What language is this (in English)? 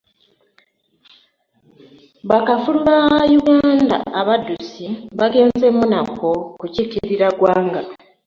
Ganda